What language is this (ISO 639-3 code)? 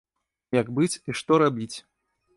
bel